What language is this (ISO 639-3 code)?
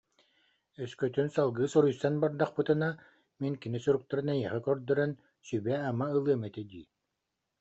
sah